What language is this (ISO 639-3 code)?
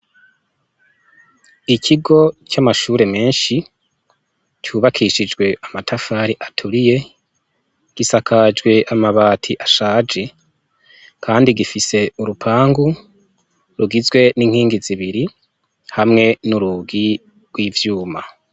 run